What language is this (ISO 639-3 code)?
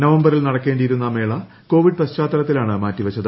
mal